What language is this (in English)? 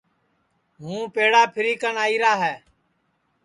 Sansi